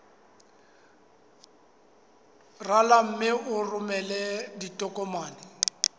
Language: Southern Sotho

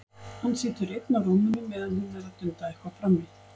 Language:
Icelandic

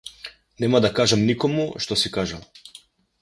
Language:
Macedonian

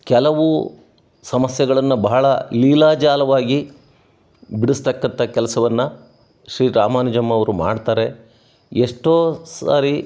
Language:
Kannada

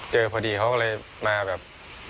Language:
Thai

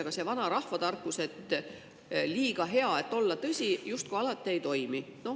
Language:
Estonian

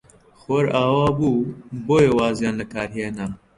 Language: Central Kurdish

